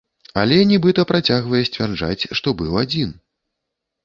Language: Belarusian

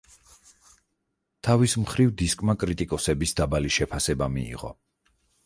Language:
Georgian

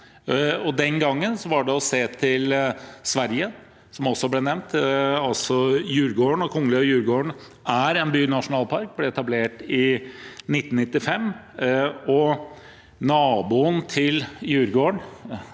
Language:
Norwegian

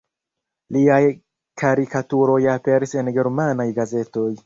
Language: Esperanto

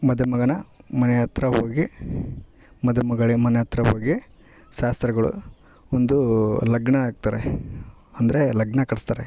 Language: Kannada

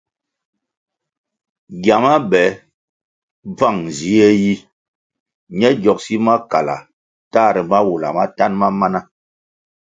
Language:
Kwasio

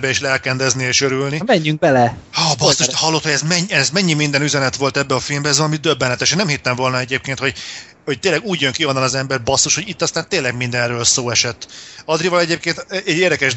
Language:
Hungarian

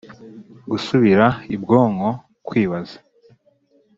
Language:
Kinyarwanda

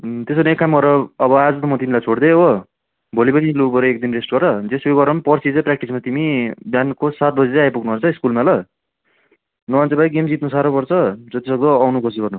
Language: Nepali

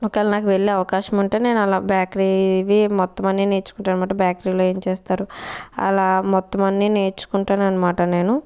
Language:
Telugu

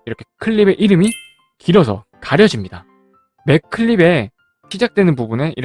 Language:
Korean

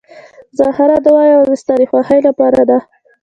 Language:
Pashto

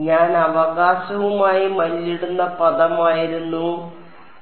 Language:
Malayalam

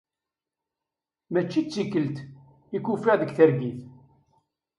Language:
Kabyle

